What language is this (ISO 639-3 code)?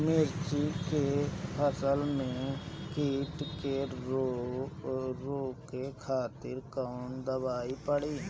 bho